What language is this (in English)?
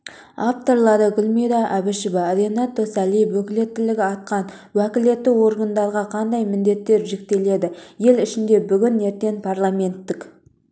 Kazakh